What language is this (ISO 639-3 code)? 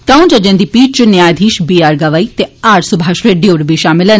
doi